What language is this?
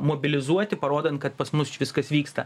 Lithuanian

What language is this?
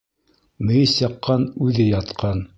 Bashkir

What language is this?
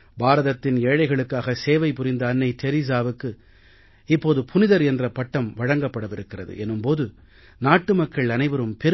Tamil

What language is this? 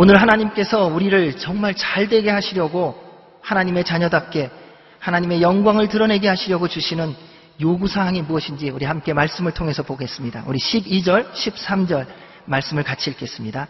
Korean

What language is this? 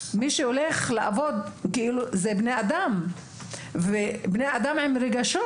Hebrew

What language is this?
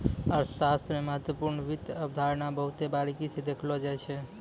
Maithili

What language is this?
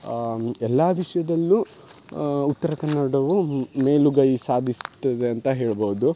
Kannada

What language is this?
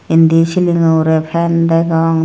Chakma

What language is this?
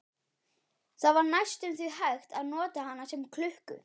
Icelandic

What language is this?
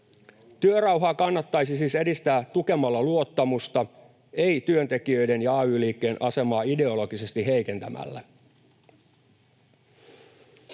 Finnish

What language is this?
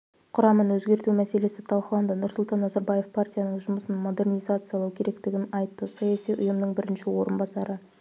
Kazakh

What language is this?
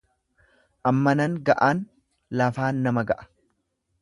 Oromo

